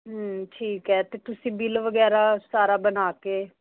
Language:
Punjabi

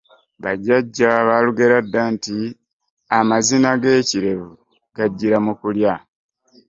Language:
Ganda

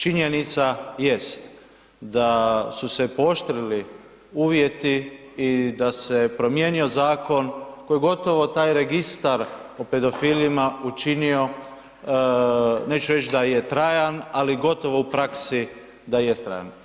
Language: Croatian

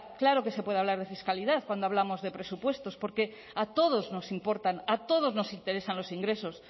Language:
Spanish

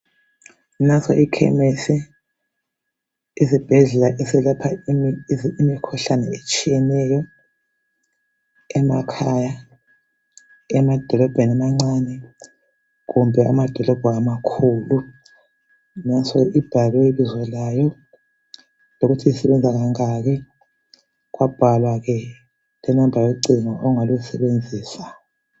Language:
North Ndebele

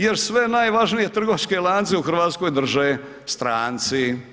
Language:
Croatian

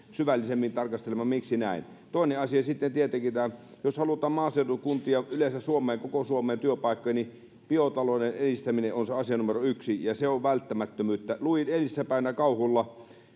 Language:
Finnish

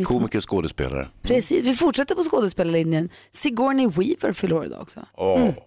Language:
Swedish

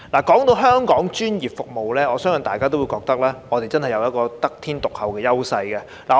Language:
Cantonese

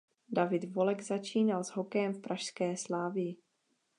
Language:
Czech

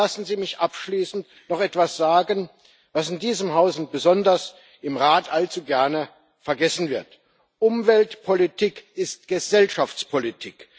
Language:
German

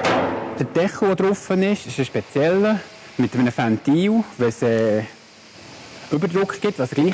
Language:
German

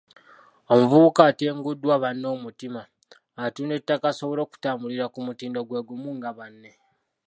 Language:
Ganda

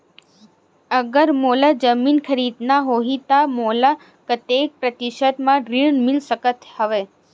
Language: Chhattisgarhi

